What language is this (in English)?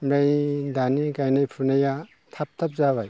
Bodo